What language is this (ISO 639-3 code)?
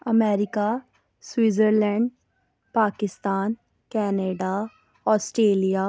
urd